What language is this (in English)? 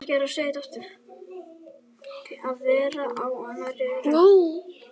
Icelandic